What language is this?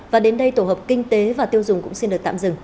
Vietnamese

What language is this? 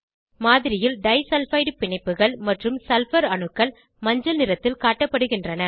Tamil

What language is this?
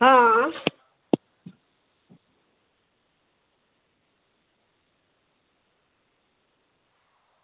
Dogri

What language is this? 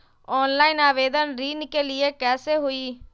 Magahi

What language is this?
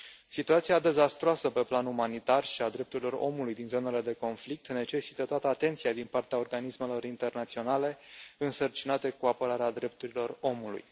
Romanian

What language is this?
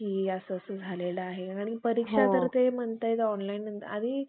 Marathi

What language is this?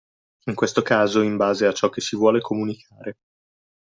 Italian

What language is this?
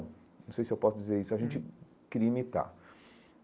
Portuguese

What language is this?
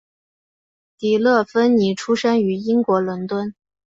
Chinese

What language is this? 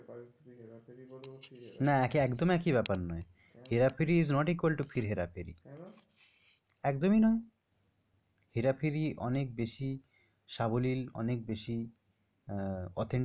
Bangla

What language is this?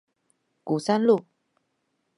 Chinese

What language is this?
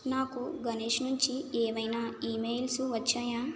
Telugu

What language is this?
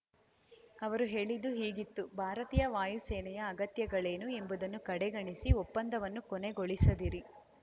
Kannada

